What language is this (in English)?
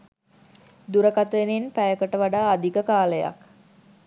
Sinhala